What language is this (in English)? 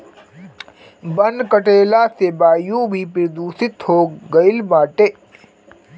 Bhojpuri